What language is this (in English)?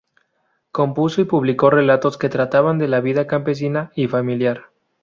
Spanish